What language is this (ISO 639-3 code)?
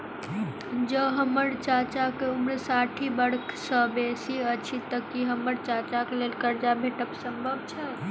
mai